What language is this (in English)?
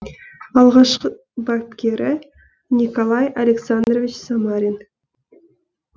Kazakh